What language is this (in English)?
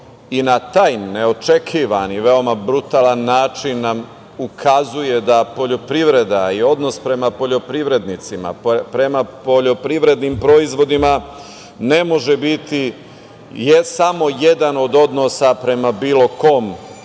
Serbian